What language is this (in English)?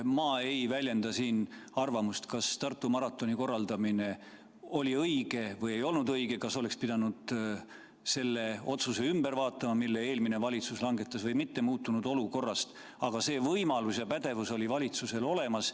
Estonian